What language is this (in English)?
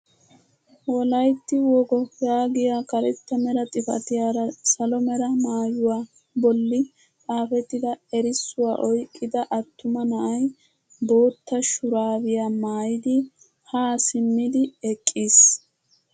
Wolaytta